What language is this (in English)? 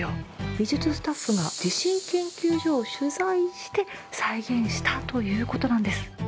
Japanese